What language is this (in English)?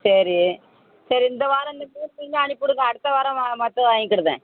Tamil